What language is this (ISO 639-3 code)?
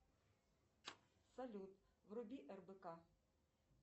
rus